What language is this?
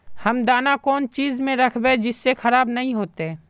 Magahi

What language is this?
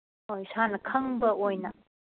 Manipuri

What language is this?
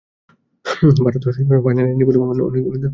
Bangla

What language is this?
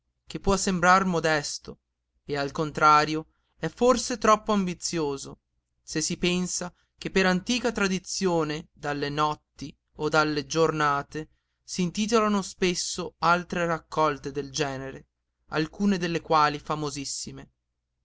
Italian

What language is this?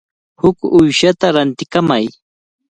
Cajatambo North Lima Quechua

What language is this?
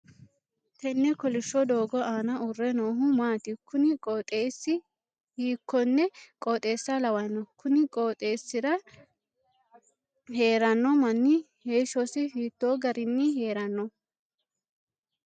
Sidamo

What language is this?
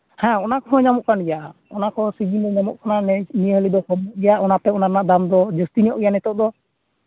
Santali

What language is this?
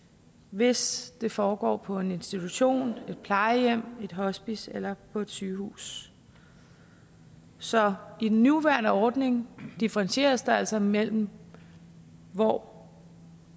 Danish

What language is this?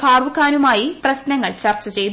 Malayalam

